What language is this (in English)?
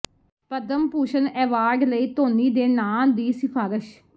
Punjabi